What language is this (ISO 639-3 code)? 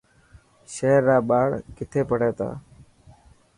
mki